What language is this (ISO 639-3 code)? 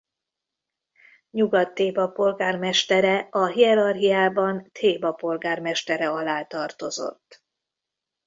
hun